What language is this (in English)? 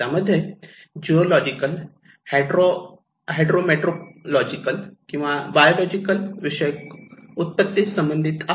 Marathi